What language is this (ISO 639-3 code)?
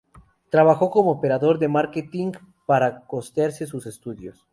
spa